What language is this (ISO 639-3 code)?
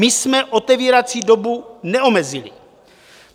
ces